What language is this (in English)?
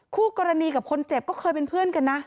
Thai